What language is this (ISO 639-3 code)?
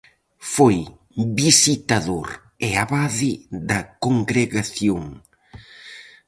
glg